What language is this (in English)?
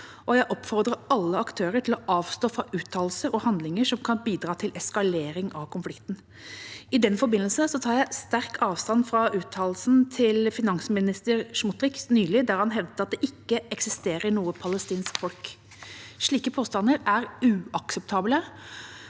Norwegian